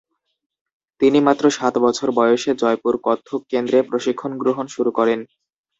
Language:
Bangla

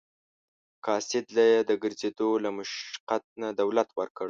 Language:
Pashto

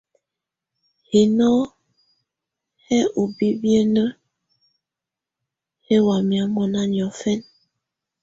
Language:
Tunen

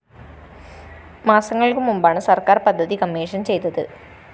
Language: Malayalam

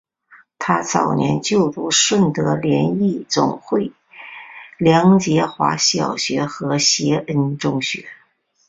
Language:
Chinese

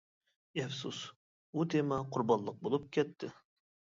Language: Uyghur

